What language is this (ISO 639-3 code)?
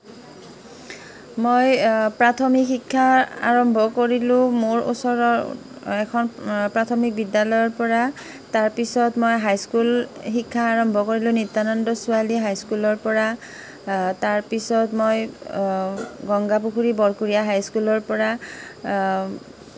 asm